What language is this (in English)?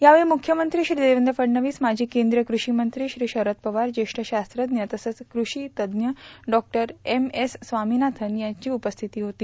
Marathi